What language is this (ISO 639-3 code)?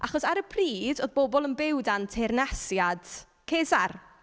cym